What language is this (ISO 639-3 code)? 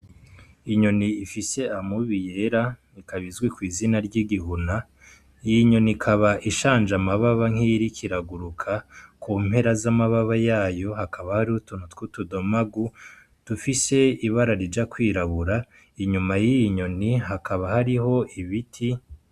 run